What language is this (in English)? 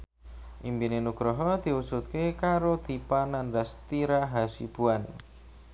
Javanese